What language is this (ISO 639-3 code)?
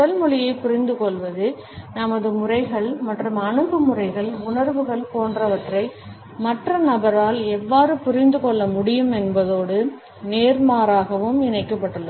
tam